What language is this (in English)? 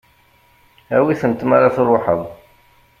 Kabyle